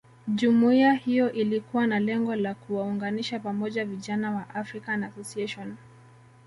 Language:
Swahili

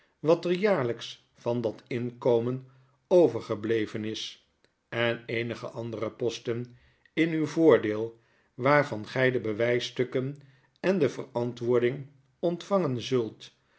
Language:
Dutch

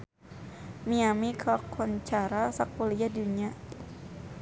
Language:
Sundanese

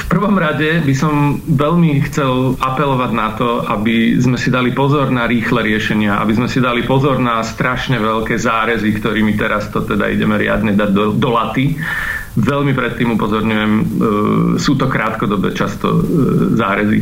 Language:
Slovak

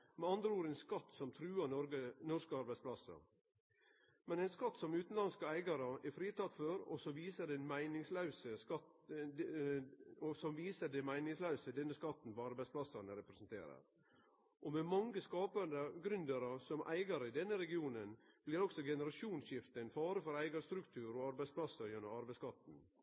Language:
Norwegian Nynorsk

